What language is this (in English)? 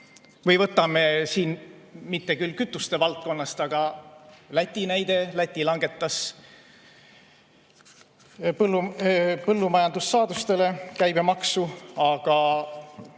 Estonian